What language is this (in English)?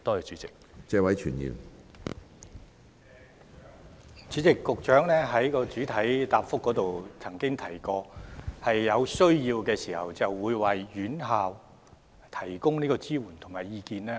Cantonese